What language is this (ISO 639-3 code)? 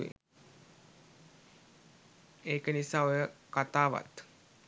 sin